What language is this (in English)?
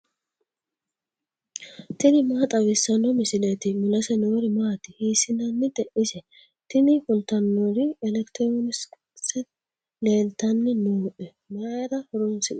Sidamo